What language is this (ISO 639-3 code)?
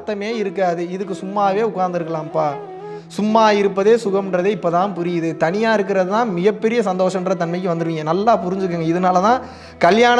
tam